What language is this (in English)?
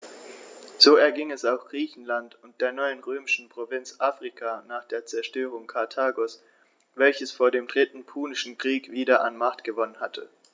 German